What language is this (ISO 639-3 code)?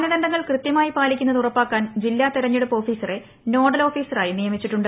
mal